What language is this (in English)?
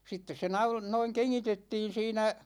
Finnish